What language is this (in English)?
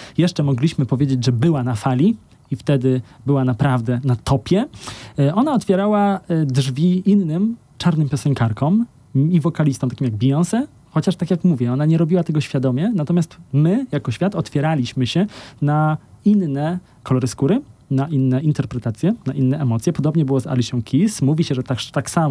Polish